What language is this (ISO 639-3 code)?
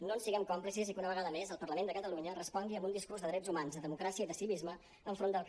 cat